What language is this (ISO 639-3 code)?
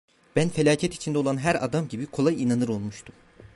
tur